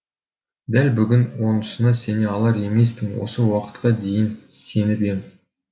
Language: Kazakh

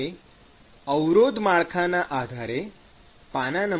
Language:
Gujarati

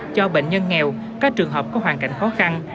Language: Vietnamese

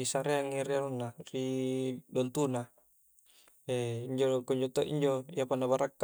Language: Coastal Konjo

